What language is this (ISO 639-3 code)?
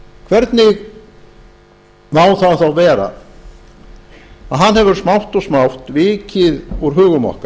isl